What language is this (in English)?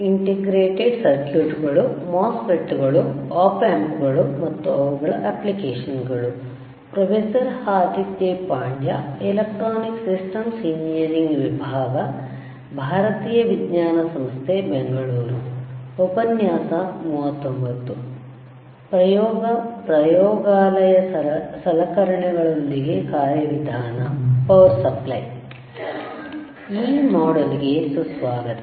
Kannada